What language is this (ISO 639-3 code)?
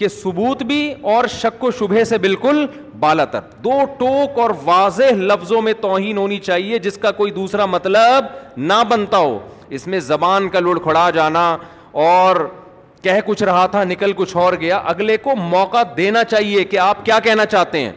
urd